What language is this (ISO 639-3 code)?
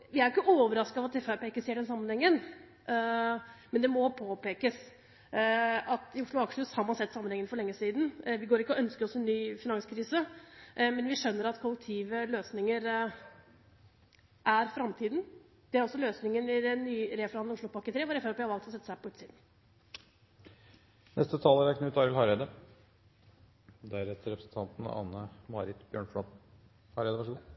nor